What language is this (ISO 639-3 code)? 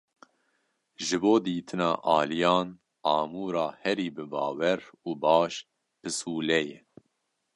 kur